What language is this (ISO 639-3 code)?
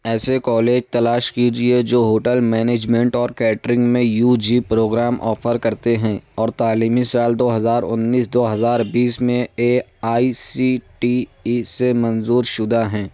urd